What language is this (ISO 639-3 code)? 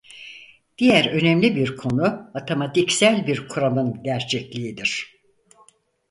tur